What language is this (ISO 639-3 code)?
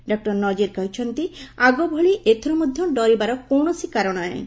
ori